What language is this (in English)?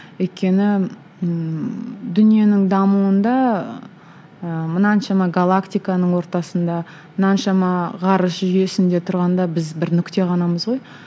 Kazakh